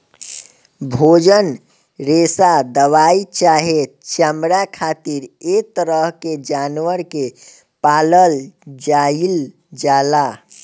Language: Bhojpuri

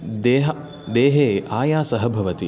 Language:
Sanskrit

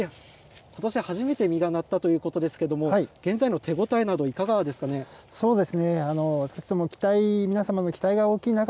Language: Japanese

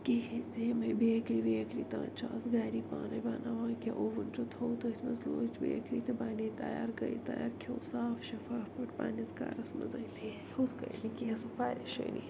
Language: Kashmiri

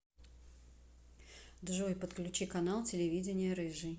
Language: Russian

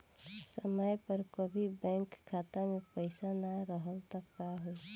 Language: Bhojpuri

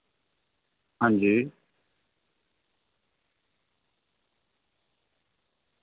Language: Dogri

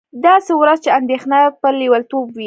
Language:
Pashto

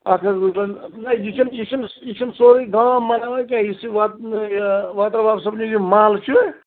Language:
Kashmiri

